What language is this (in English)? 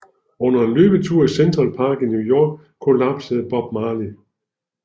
Danish